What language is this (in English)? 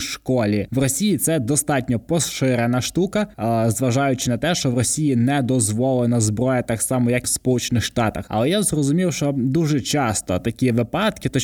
Ukrainian